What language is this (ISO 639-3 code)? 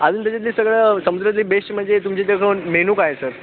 mar